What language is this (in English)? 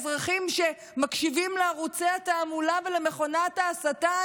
Hebrew